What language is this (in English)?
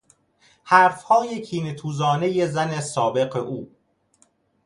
Persian